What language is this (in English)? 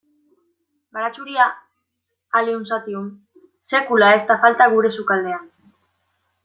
Basque